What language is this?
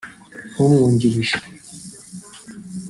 Kinyarwanda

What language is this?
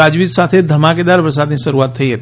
Gujarati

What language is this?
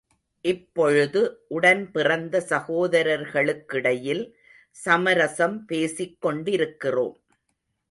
Tamil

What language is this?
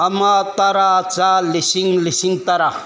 Manipuri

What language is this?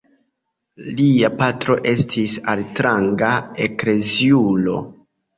Esperanto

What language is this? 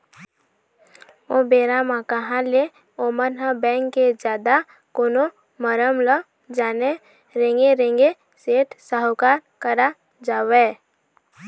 Chhattisgarhi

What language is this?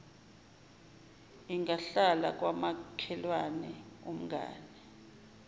Zulu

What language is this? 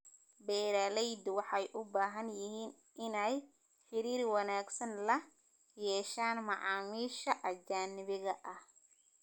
Somali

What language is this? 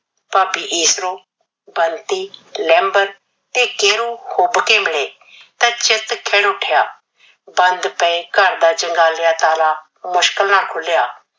Punjabi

